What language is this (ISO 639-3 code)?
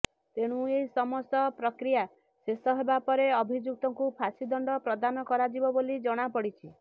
ori